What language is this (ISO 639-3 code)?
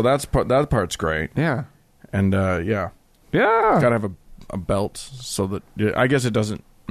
eng